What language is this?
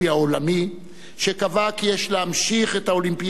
Hebrew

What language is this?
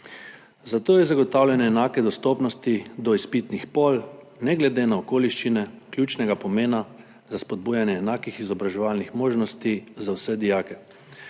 Slovenian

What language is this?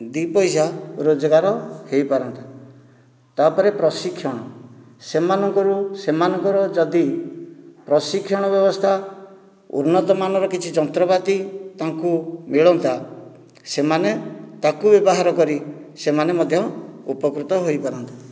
Odia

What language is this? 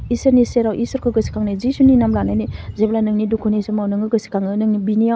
Bodo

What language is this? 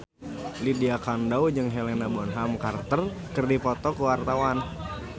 Sundanese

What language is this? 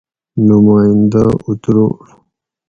Gawri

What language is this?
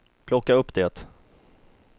Swedish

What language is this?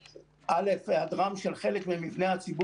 Hebrew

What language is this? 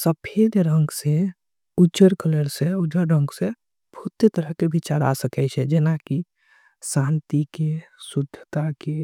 Angika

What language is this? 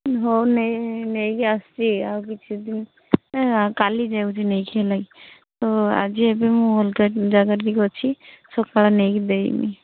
Odia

